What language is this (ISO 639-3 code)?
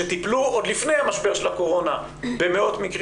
heb